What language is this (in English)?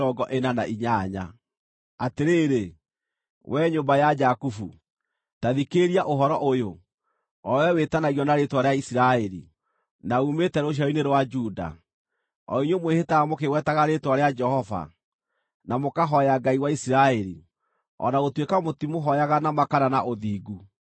Kikuyu